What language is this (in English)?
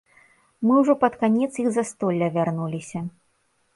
Belarusian